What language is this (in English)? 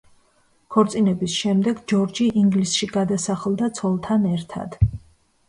Georgian